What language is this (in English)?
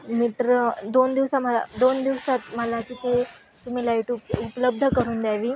Marathi